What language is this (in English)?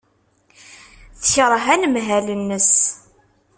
Kabyle